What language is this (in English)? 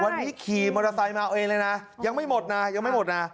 Thai